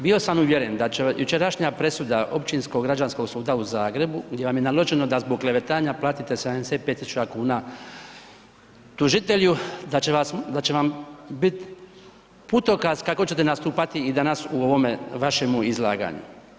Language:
Croatian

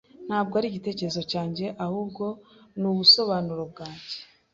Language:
Kinyarwanda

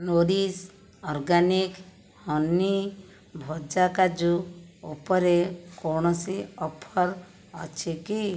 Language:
Odia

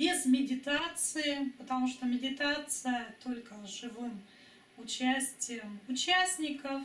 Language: Russian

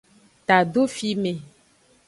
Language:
Aja (Benin)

